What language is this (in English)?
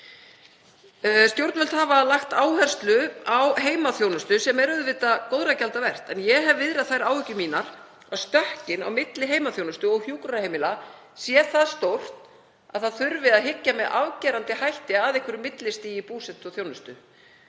Icelandic